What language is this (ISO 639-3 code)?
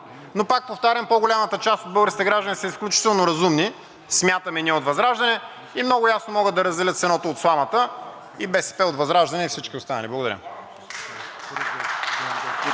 bul